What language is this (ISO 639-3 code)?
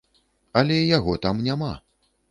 bel